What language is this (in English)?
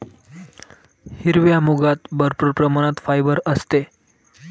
Marathi